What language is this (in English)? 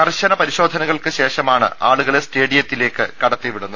Malayalam